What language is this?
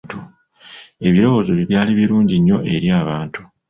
Ganda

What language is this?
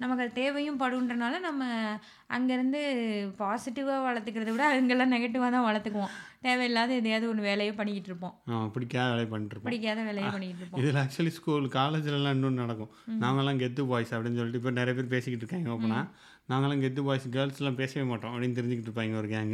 Tamil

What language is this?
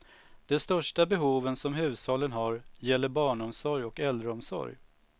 Swedish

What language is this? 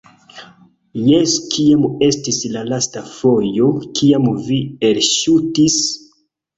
Esperanto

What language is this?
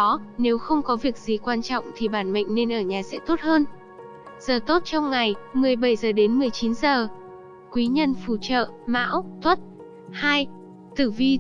Vietnamese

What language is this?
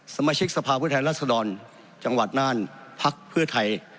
Thai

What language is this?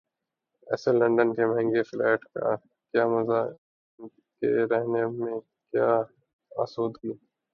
Urdu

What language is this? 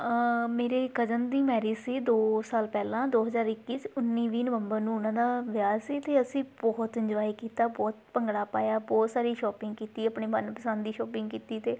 Punjabi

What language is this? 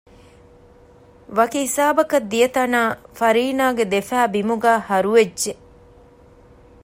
Divehi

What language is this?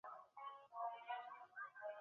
Chinese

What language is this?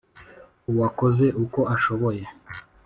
Kinyarwanda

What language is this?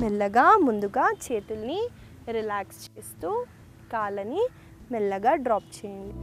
Telugu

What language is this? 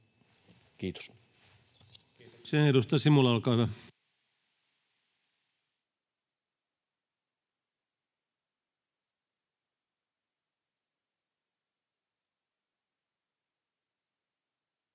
Finnish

